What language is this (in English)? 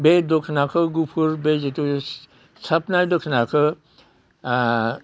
Bodo